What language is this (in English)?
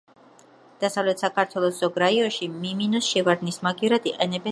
Georgian